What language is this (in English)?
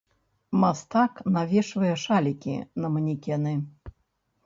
Belarusian